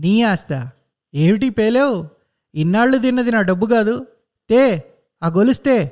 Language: Telugu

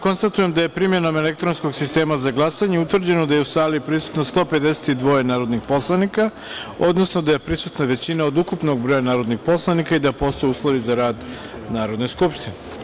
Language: Serbian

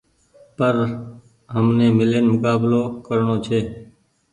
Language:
Goaria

